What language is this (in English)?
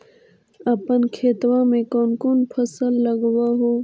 Magahi